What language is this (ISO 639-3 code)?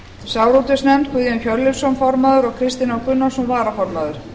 isl